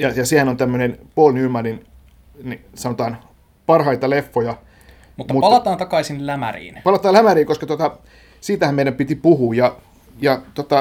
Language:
Finnish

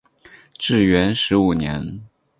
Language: Chinese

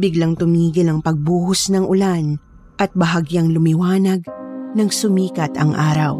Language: Filipino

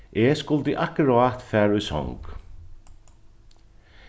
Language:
Faroese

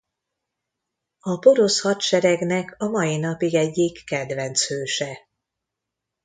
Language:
Hungarian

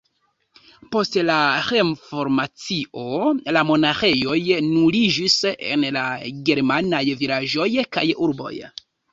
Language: Esperanto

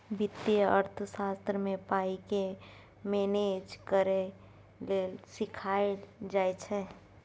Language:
Maithili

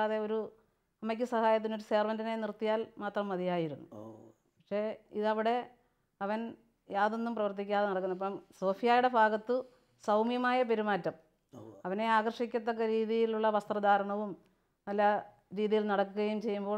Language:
Malayalam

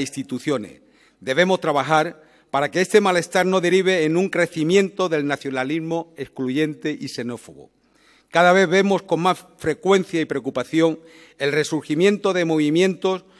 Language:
Spanish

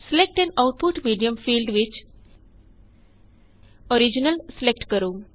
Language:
Punjabi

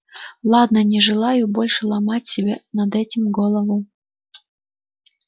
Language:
Russian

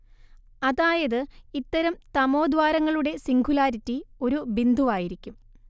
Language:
Malayalam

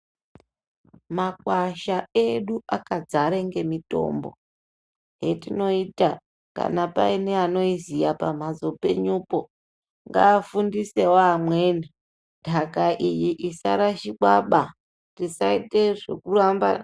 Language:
Ndau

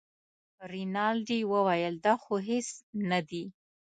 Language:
Pashto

